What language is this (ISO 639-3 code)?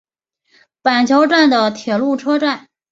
zho